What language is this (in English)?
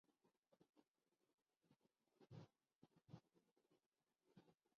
Urdu